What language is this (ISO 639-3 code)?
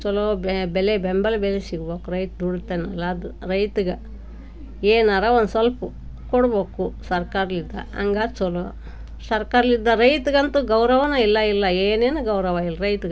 kan